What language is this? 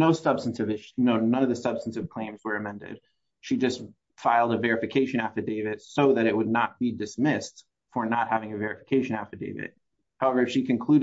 English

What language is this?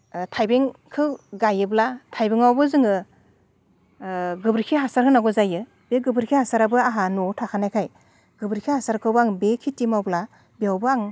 Bodo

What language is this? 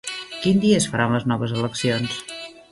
Catalan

